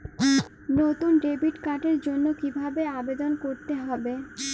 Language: Bangla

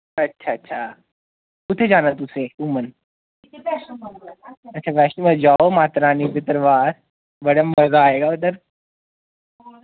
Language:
Dogri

